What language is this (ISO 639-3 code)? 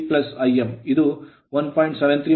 kan